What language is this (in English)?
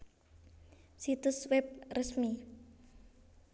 Javanese